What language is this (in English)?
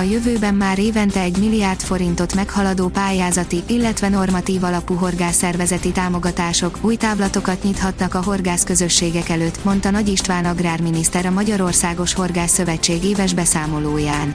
Hungarian